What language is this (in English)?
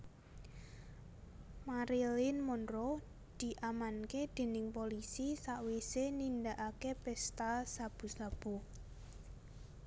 Javanese